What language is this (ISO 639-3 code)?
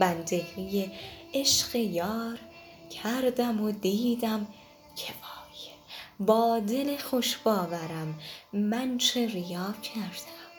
fas